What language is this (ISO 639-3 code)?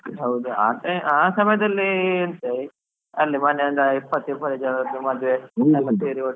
kan